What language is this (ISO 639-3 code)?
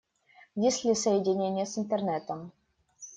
rus